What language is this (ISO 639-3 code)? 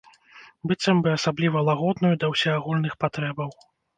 bel